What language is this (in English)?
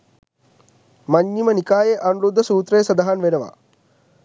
Sinhala